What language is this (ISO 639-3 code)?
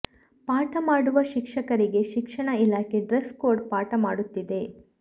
kan